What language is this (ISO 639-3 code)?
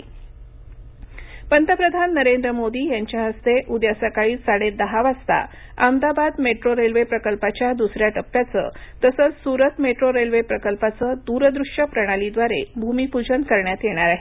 mar